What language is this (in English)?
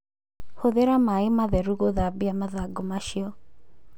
Kikuyu